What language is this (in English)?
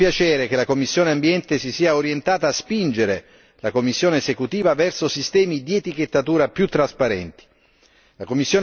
Italian